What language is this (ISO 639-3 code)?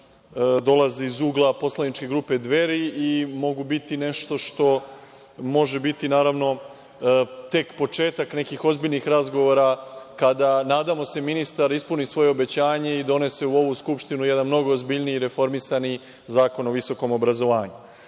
srp